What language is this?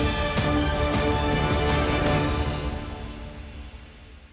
Ukrainian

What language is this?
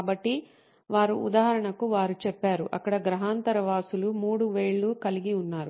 Telugu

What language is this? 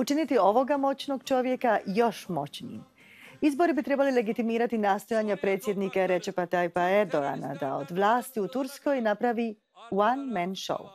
Croatian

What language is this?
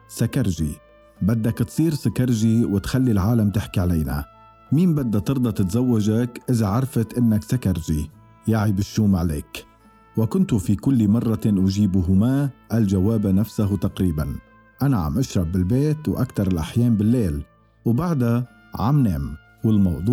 Arabic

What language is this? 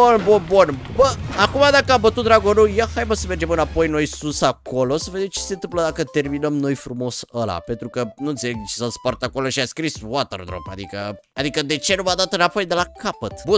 Romanian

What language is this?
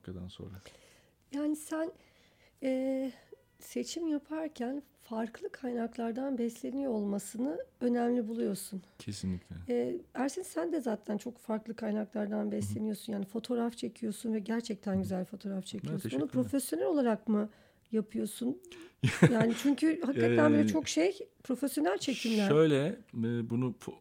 Turkish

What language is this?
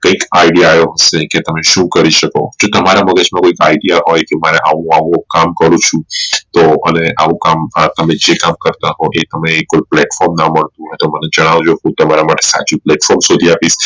Gujarati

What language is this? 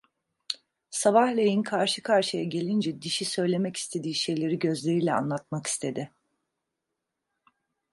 Turkish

